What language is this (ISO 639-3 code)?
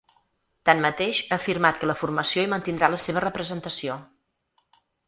cat